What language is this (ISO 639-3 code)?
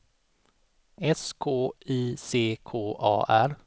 swe